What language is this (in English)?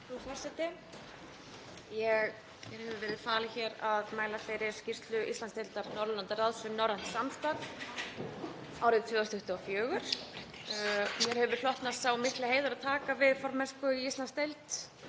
Icelandic